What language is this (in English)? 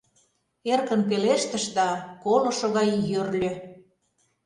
Mari